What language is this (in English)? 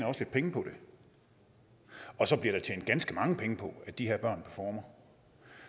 Danish